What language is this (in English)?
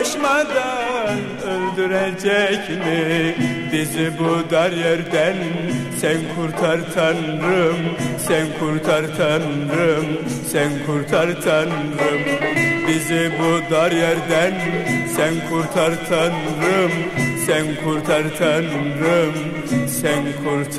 Turkish